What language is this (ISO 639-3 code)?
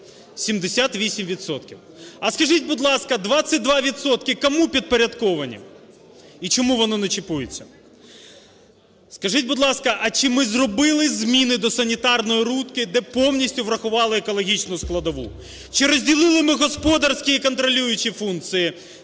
ukr